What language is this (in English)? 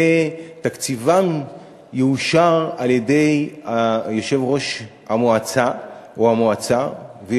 Hebrew